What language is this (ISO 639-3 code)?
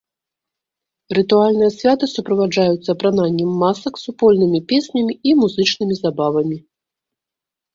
bel